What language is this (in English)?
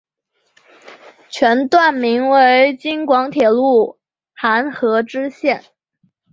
Chinese